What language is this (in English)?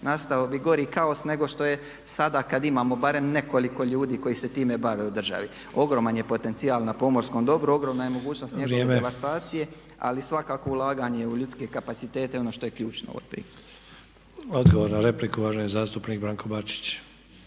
Croatian